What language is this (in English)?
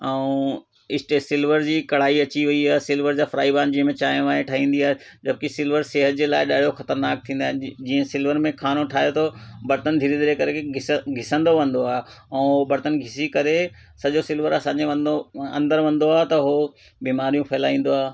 Sindhi